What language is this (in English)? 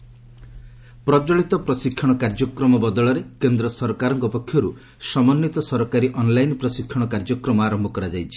Odia